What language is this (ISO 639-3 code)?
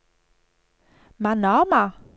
nor